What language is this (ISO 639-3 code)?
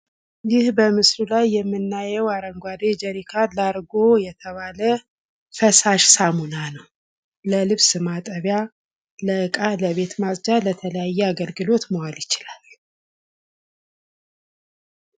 amh